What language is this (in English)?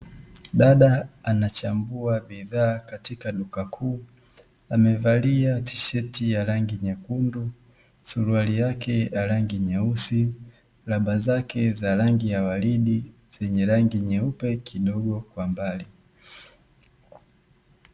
Swahili